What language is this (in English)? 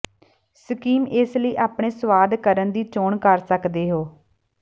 Punjabi